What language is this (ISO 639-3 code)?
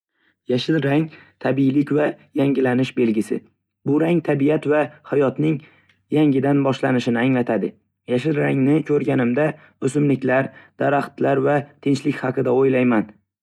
uzb